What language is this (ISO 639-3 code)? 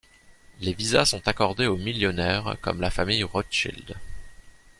fra